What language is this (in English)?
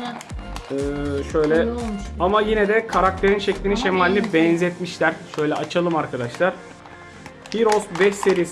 Turkish